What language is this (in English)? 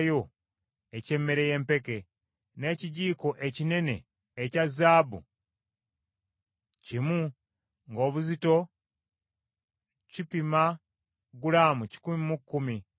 Ganda